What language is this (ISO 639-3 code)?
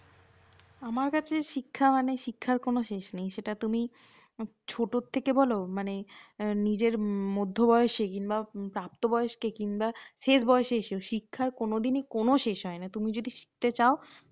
ben